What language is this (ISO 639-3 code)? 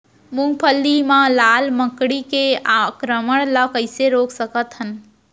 hne